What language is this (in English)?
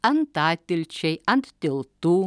Lithuanian